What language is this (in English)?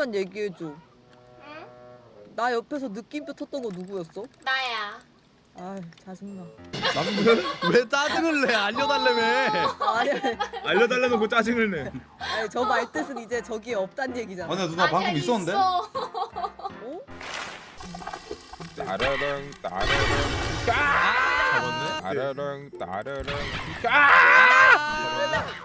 Korean